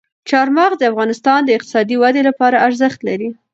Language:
Pashto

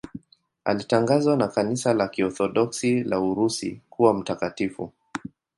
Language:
Swahili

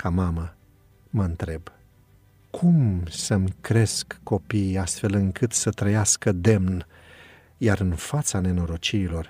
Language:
Romanian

